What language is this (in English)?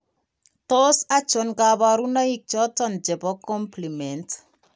Kalenjin